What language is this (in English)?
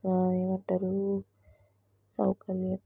Telugu